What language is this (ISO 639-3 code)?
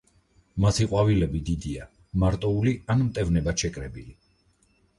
kat